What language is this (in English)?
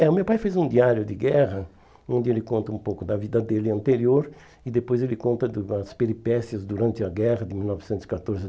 Portuguese